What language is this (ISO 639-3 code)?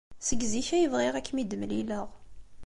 kab